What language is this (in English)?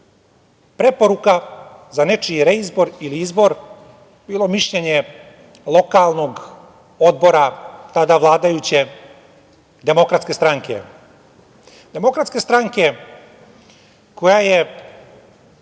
Serbian